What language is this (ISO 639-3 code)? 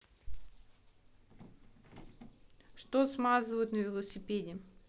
rus